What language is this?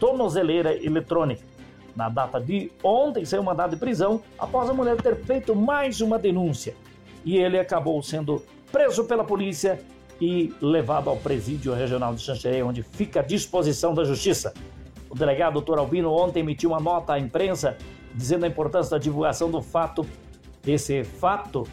Portuguese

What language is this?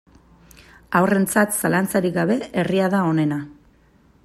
Basque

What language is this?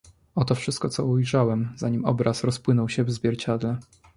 Polish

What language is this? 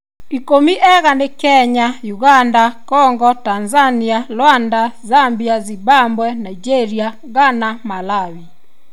Kikuyu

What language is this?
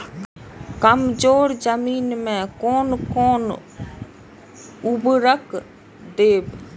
Maithili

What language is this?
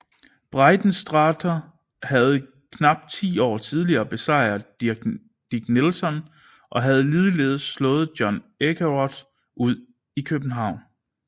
Danish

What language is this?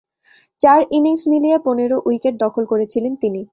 Bangla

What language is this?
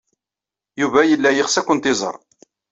Kabyle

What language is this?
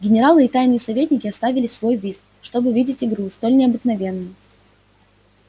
Russian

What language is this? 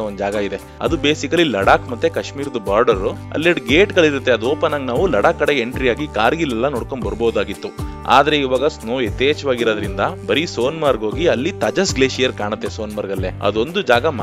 Kannada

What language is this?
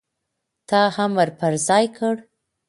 Pashto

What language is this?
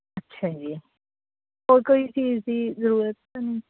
Punjabi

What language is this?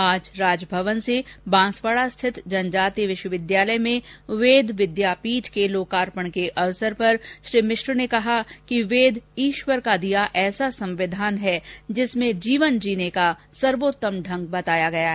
Hindi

